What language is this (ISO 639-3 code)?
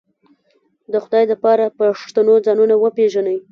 pus